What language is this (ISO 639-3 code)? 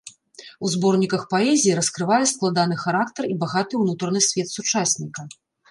bel